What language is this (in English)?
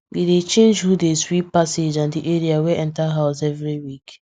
Nigerian Pidgin